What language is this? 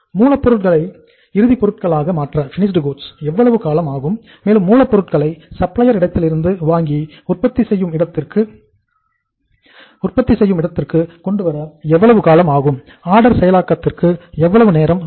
Tamil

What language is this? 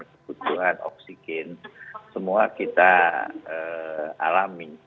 Indonesian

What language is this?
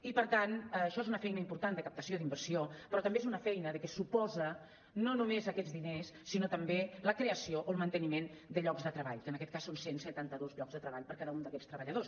Catalan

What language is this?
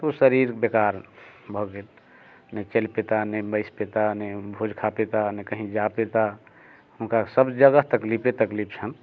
Maithili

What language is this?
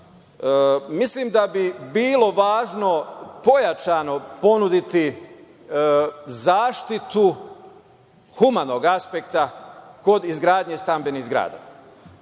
Serbian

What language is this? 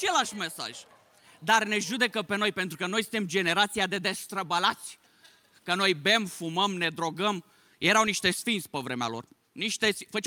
Romanian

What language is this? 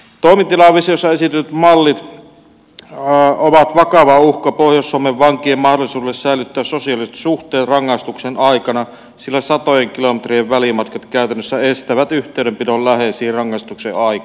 Finnish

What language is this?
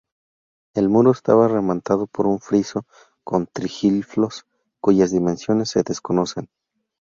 Spanish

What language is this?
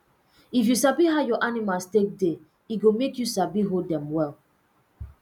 Nigerian Pidgin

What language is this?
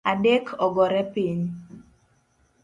Luo (Kenya and Tanzania)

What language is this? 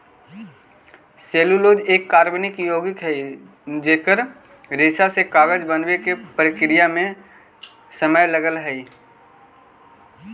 Magahi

